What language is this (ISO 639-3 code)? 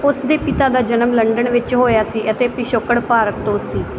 pan